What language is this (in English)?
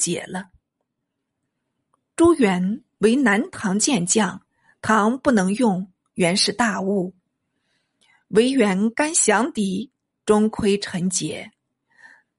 Chinese